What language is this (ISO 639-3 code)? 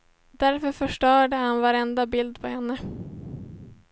swe